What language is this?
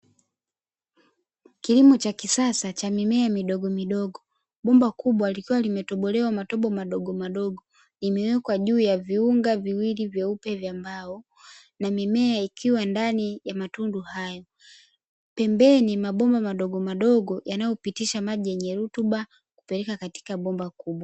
Swahili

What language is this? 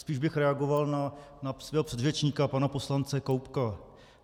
Czech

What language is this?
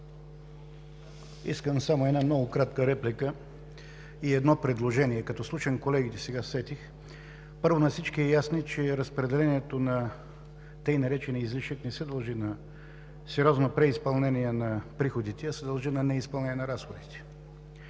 Bulgarian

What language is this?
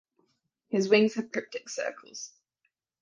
English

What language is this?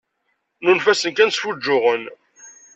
Kabyle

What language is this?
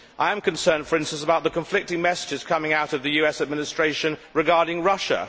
English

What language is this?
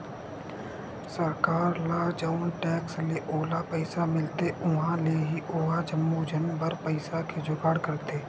Chhattisgarhi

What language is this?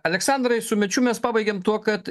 Lithuanian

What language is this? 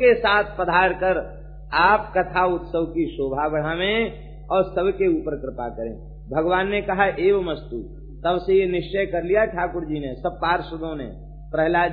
Hindi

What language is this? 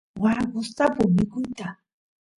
Santiago del Estero Quichua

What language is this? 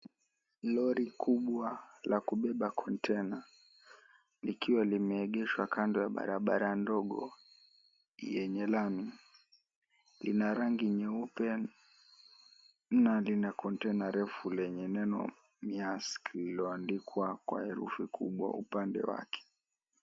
Swahili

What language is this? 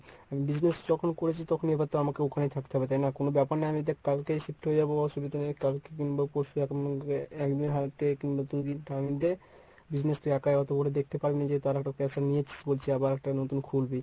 Bangla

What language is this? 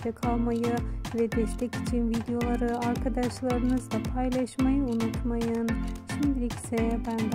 Turkish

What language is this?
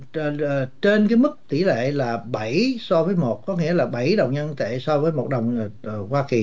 Vietnamese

